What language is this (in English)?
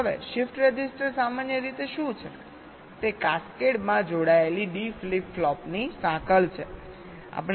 Gujarati